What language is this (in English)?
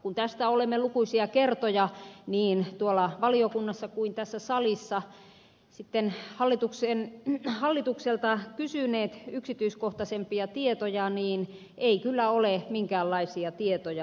Finnish